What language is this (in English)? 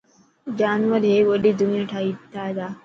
Dhatki